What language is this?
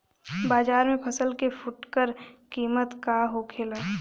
Bhojpuri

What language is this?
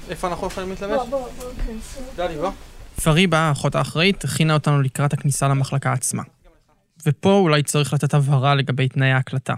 Hebrew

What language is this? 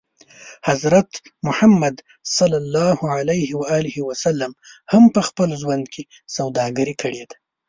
Pashto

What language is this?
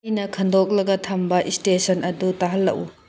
Manipuri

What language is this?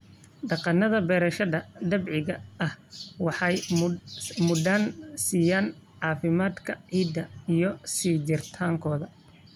Somali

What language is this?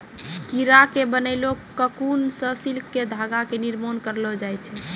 Maithili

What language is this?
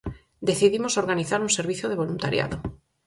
Galician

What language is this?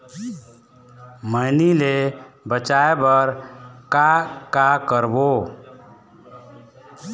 Chhattisgarhi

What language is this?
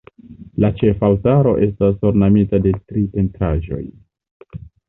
Esperanto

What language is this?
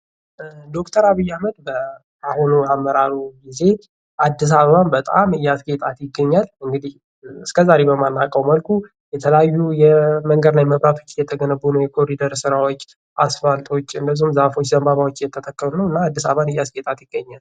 Amharic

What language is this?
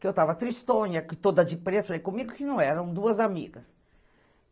Portuguese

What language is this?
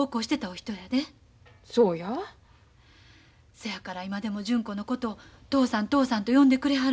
Japanese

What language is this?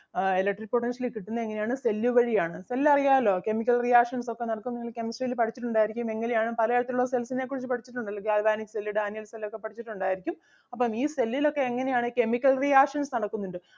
Malayalam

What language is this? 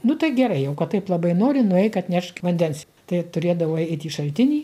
Lithuanian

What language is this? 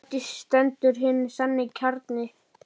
Icelandic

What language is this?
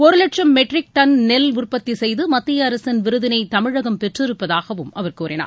Tamil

